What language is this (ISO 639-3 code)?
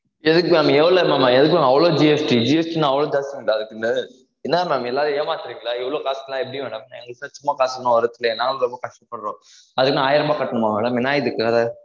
tam